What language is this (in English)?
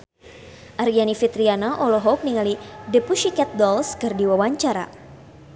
Sundanese